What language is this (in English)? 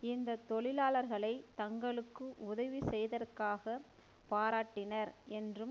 Tamil